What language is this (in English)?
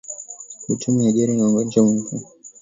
Swahili